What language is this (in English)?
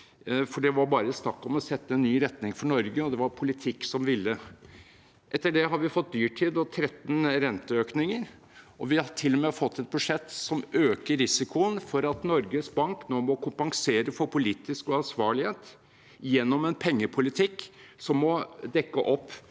Norwegian